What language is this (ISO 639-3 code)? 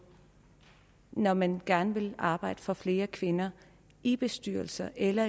dan